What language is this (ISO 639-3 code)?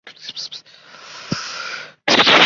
zho